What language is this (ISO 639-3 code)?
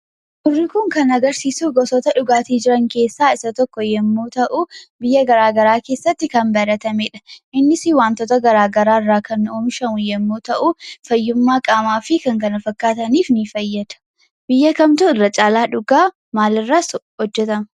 orm